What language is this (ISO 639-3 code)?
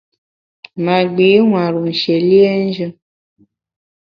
bax